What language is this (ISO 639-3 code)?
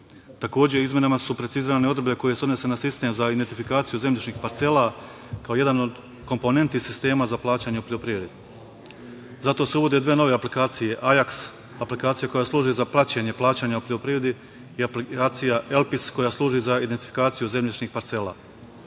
srp